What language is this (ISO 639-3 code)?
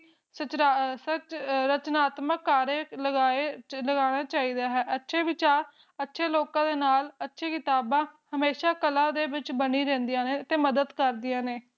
pan